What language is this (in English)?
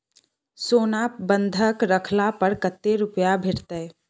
Maithili